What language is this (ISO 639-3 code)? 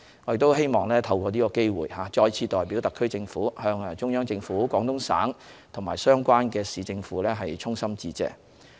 yue